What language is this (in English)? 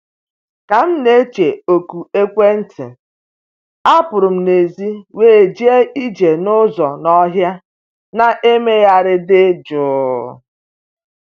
Igbo